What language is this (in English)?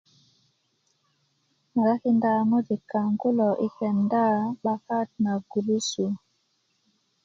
Kuku